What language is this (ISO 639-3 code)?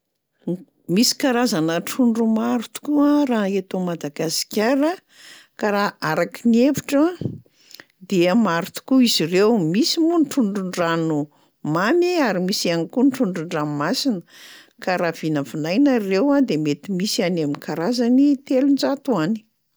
mlg